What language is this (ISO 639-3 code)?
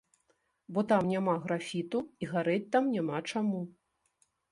bel